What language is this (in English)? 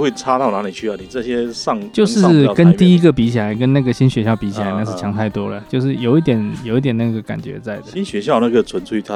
Chinese